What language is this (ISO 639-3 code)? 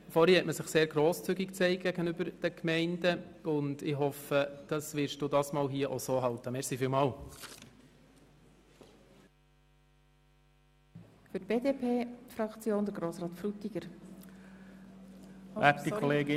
gsw